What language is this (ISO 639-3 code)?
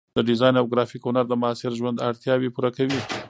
pus